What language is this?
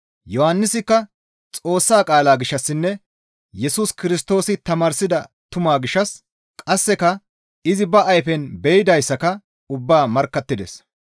Gamo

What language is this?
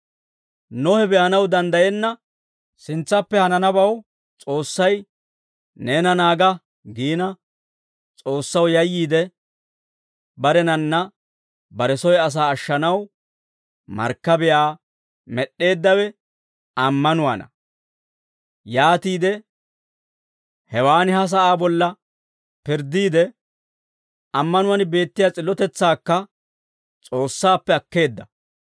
Dawro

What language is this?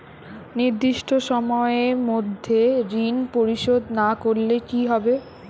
Bangla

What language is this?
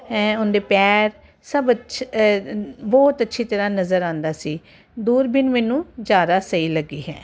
Punjabi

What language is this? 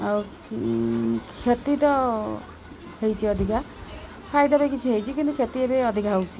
Odia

